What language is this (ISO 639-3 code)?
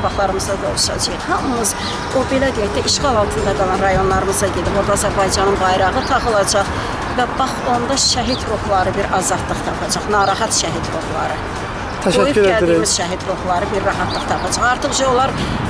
tur